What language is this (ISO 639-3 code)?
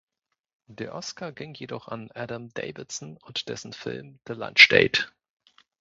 deu